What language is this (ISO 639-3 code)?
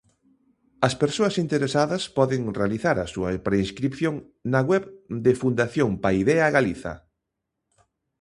glg